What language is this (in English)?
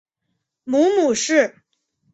Chinese